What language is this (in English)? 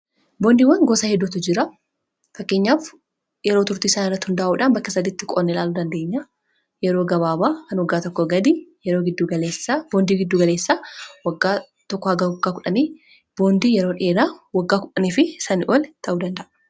Oromo